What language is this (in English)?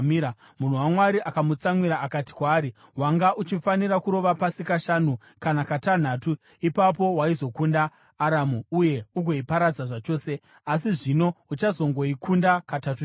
Shona